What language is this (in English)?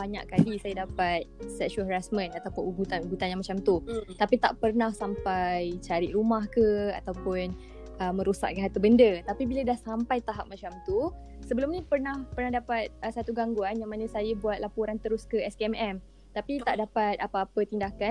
Malay